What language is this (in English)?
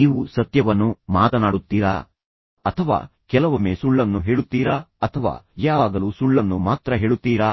Kannada